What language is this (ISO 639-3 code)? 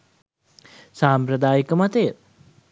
sin